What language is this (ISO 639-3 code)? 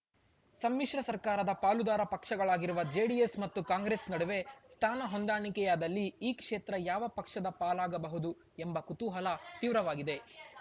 kan